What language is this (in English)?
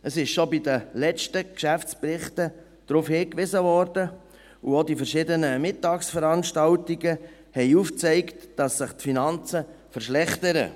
Swiss German